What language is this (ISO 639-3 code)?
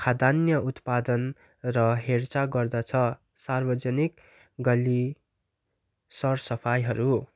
nep